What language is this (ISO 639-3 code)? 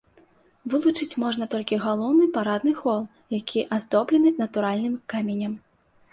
bel